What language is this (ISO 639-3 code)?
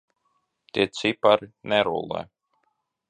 lav